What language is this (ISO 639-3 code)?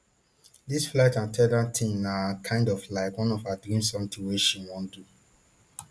pcm